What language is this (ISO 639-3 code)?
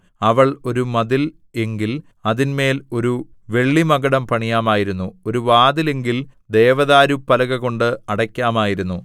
mal